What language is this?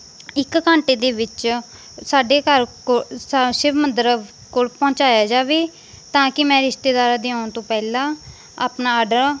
Punjabi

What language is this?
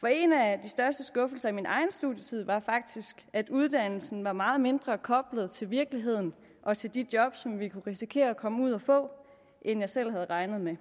Danish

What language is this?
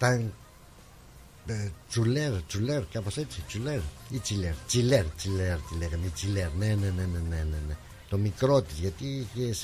Greek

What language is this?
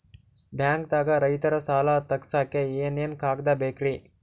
Kannada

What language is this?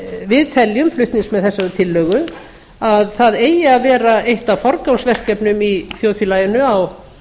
Icelandic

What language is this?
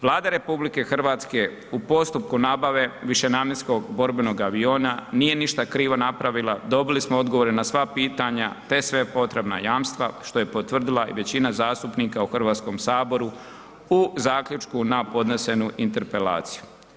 Croatian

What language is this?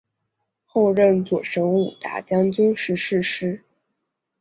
Chinese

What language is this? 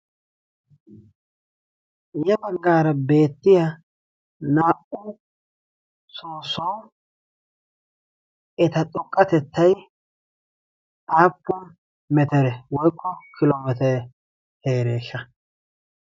Wolaytta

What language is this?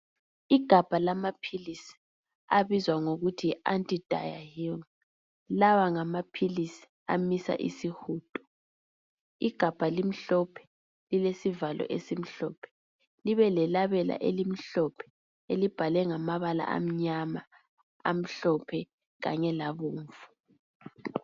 North Ndebele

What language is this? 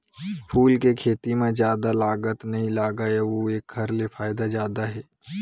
Chhattisgarhi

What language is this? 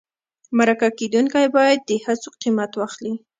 Pashto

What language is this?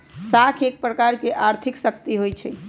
Magahi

